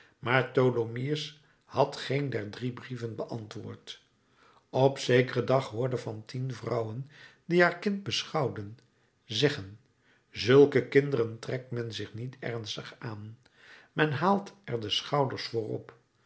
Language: Dutch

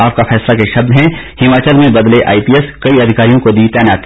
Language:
Hindi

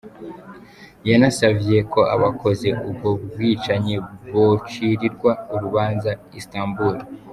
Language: Kinyarwanda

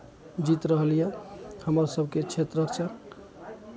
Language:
Maithili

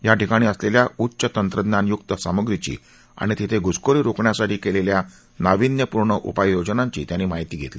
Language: Marathi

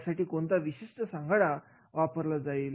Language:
Marathi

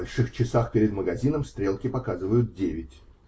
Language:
Russian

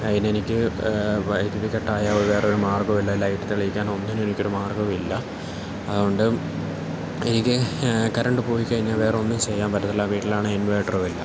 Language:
Malayalam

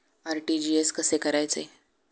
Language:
Marathi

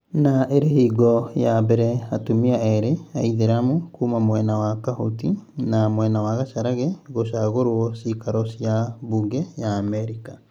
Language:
Kikuyu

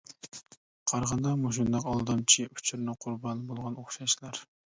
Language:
Uyghur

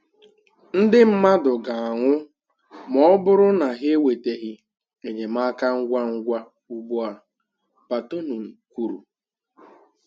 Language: Igbo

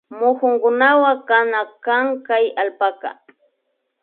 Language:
Imbabura Highland Quichua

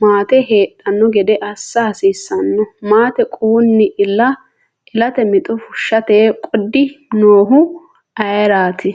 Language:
Sidamo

